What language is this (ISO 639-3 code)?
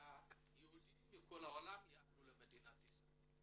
heb